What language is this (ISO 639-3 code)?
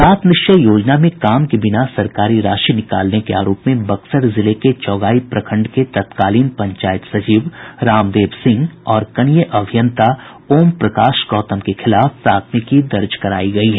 hin